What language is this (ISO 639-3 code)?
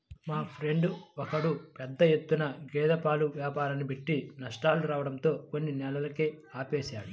tel